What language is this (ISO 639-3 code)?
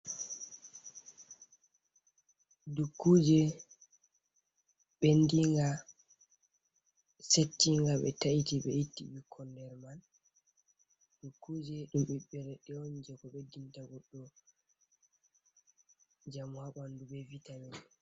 ful